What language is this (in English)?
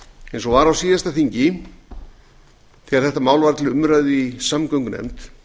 Icelandic